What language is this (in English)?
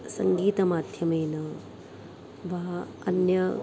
Sanskrit